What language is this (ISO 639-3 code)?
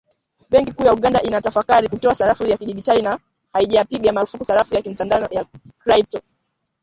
swa